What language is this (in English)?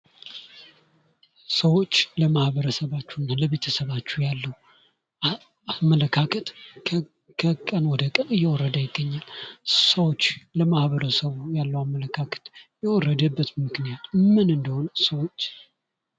Amharic